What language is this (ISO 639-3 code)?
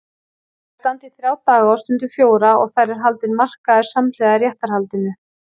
isl